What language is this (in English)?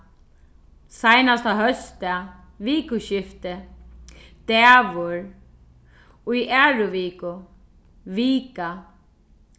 Faroese